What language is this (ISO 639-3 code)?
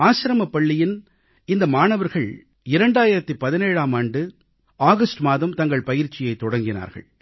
tam